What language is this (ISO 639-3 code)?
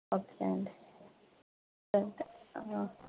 tel